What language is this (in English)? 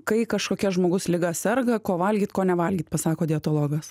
Lithuanian